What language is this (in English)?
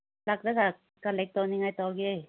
Manipuri